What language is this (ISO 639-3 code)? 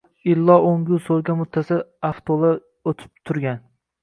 uzb